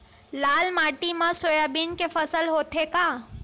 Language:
Chhattisgarhi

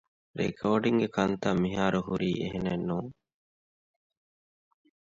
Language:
Divehi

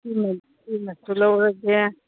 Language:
Manipuri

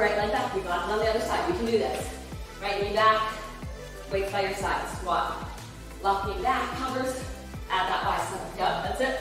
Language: English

